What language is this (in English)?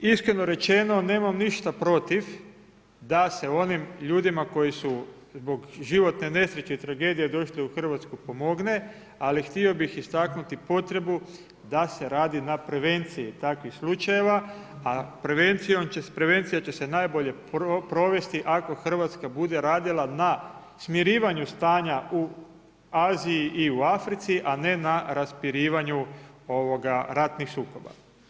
Croatian